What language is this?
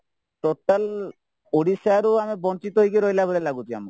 Odia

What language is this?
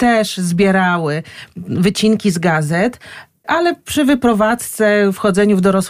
Polish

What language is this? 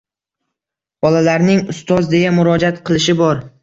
Uzbek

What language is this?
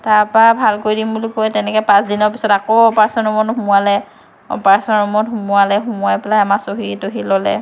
Assamese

